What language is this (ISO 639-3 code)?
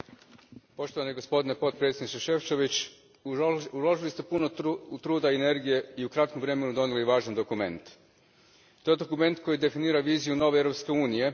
hrv